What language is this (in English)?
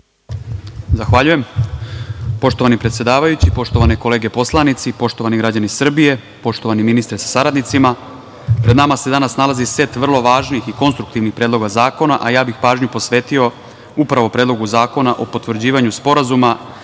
Serbian